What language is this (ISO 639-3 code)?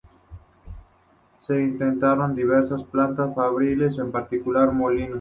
spa